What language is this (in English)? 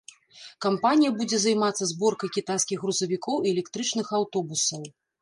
Belarusian